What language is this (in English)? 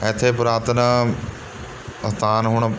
Punjabi